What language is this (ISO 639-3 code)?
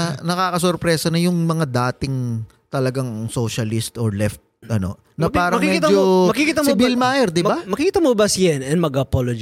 fil